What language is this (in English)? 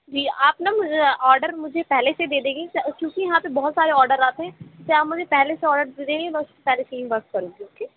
Urdu